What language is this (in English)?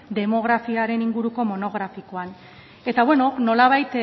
Basque